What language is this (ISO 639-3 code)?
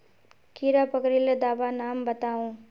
mag